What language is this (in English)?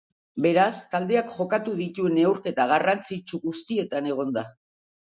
Basque